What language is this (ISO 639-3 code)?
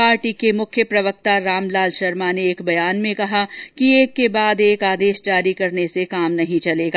hin